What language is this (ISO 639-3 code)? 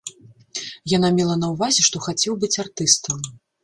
bel